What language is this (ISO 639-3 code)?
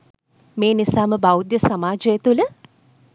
sin